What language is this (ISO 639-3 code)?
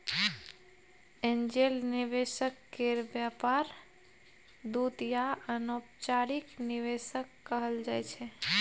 mai